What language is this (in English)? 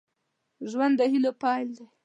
Pashto